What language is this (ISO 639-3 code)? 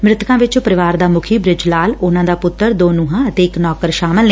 pan